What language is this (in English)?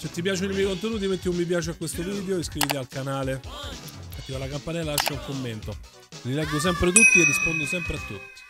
Italian